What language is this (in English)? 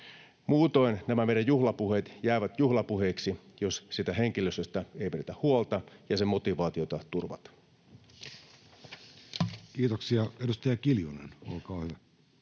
Finnish